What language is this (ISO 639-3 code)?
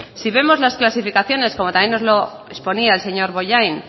spa